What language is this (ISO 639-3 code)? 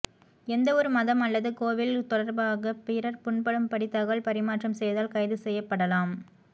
tam